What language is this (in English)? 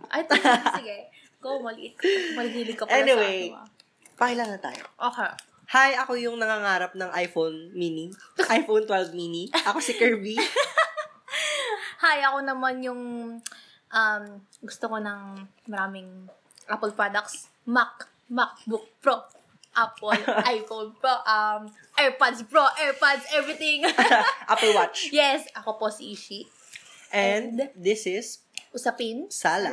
Filipino